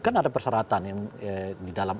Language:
Indonesian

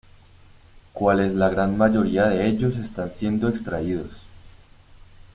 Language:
Spanish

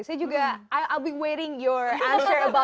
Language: Indonesian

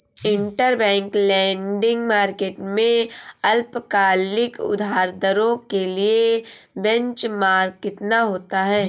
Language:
Hindi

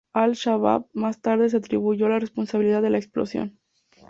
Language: Spanish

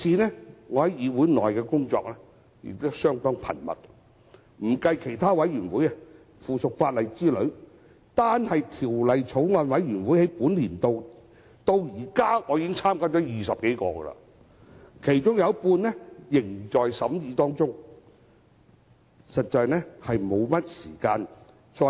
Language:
Cantonese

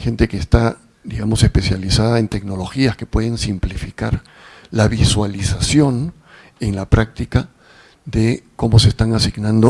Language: Spanish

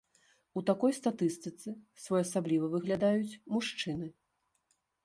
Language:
Belarusian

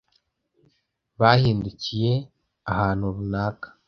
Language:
Kinyarwanda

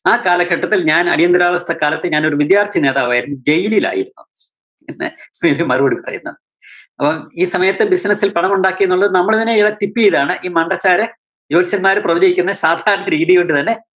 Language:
Malayalam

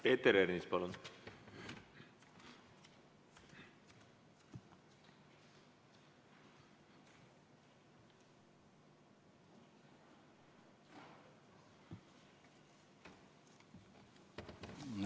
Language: Estonian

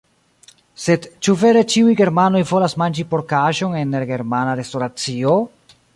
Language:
Esperanto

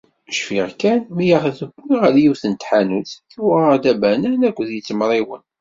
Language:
Kabyle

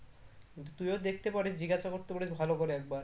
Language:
Bangla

